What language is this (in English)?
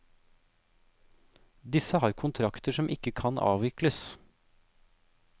Norwegian